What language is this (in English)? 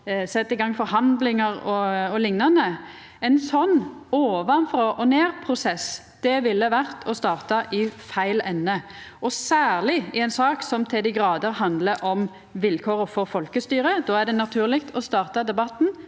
Norwegian